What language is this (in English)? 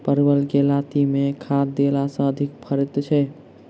Maithili